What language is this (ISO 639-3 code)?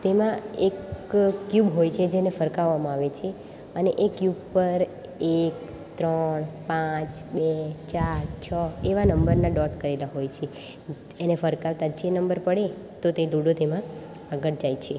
guj